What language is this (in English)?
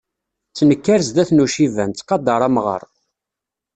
Kabyle